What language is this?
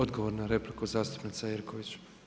Croatian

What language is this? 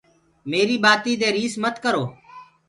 Gurgula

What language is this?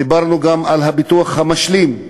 Hebrew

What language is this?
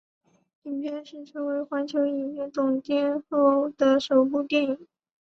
Chinese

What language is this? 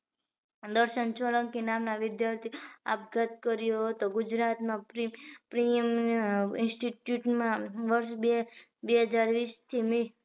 Gujarati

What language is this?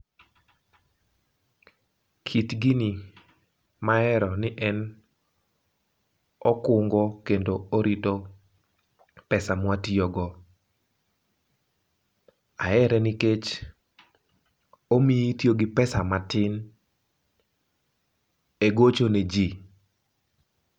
Luo (Kenya and Tanzania)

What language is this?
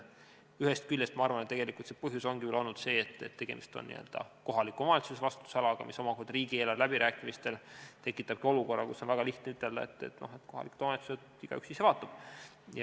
Estonian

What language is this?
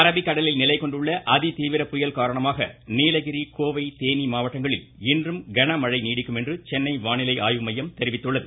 Tamil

